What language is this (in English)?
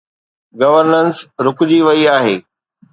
Sindhi